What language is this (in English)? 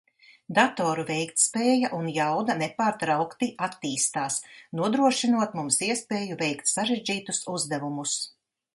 Latvian